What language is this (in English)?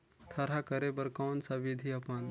Chhattisgarhi